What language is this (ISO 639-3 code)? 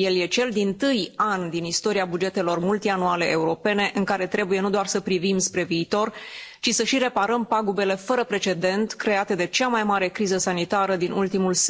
ron